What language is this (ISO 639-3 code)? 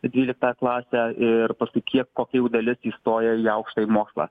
lit